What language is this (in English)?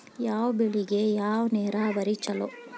Kannada